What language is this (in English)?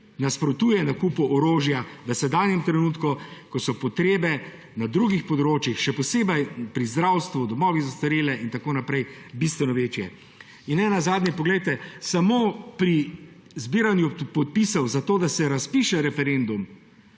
Slovenian